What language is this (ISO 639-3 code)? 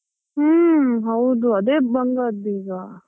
kan